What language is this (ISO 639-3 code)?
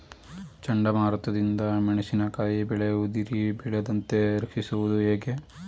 kan